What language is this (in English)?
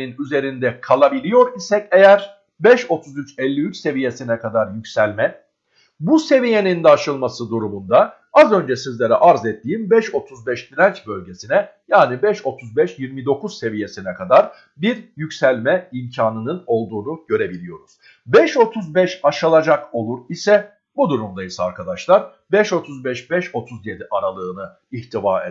Turkish